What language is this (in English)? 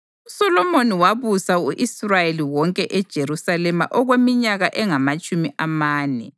North Ndebele